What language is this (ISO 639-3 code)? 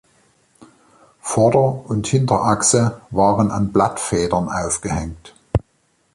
deu